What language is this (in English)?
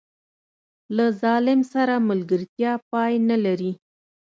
Pashto